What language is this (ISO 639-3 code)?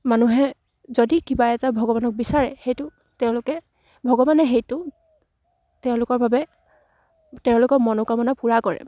asm